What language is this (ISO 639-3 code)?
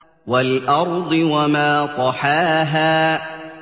ara